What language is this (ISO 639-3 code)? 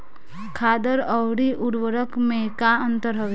bho